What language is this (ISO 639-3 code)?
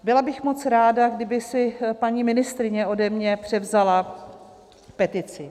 ces